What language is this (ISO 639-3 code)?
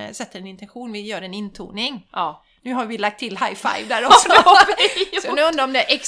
swe